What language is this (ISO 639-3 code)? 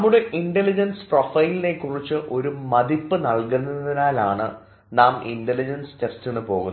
mal